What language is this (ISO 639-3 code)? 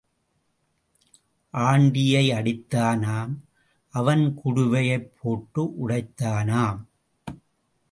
tam